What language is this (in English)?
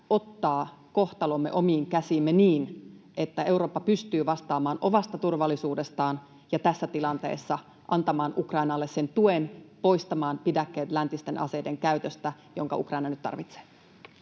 Finnish